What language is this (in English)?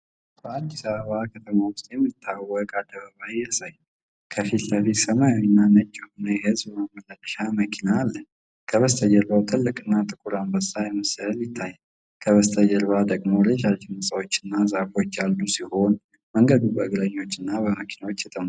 Amharic